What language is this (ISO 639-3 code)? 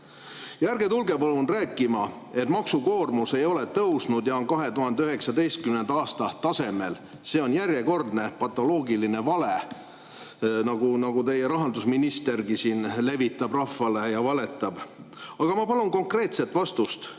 est